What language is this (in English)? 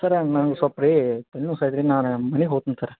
Kannada